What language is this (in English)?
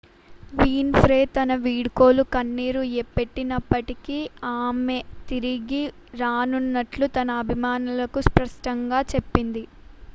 Telugu